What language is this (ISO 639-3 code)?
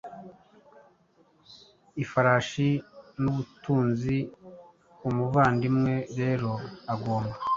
kin